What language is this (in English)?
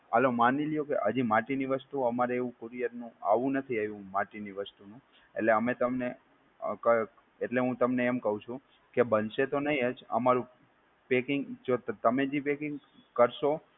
Gujarati